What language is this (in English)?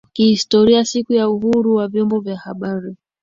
Swahili